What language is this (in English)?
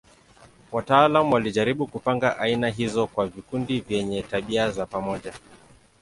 Swahili